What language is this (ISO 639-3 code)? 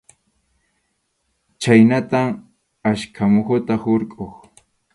qxu